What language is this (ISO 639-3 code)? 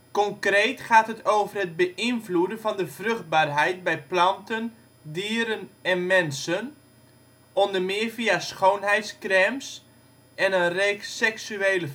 nld